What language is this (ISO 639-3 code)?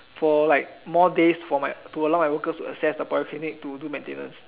eng